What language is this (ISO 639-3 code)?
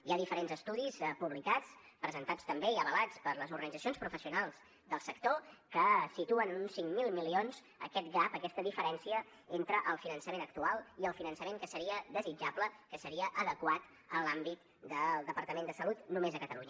cat